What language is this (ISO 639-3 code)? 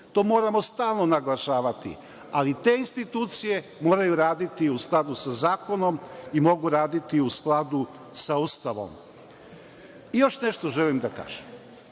srp